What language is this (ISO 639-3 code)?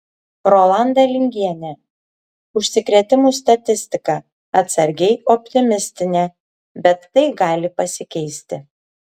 lit